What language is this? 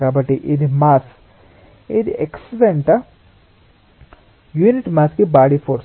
Telugu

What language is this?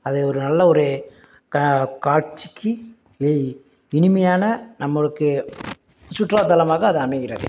Tamil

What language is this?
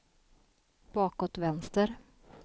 Swedish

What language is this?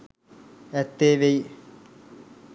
Sinhala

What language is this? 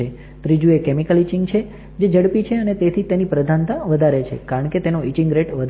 Gujarati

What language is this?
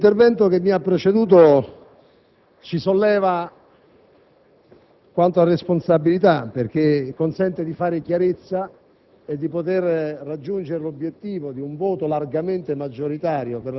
Italian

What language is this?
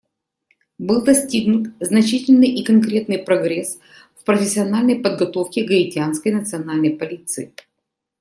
Russian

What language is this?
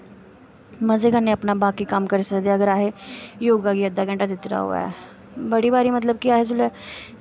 Dogri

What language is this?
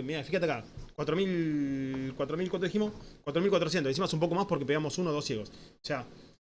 Spanish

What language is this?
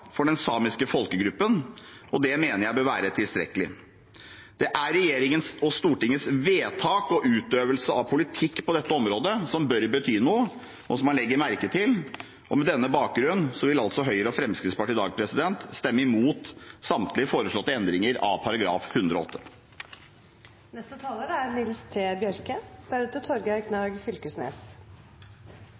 Norwegian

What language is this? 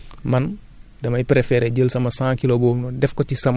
Wolof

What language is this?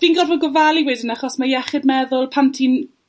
Welsh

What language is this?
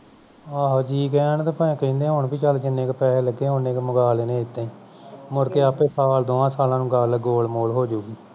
Punjabi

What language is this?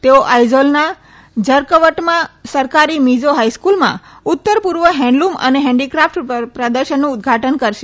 Gujarati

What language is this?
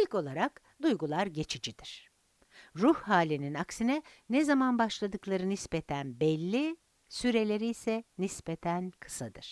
Turkish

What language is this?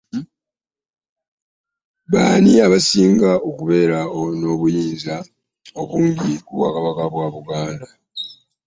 Ganda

